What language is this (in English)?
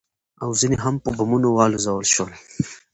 Pashto